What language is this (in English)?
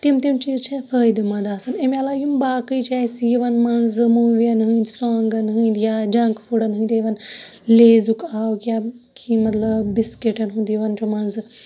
Kashmiri